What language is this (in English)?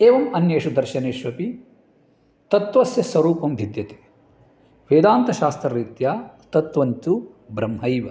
Sanskrit